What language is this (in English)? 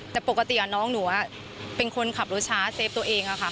Thai